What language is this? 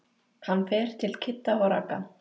Icelandic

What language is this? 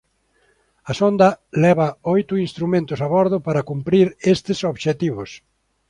Galician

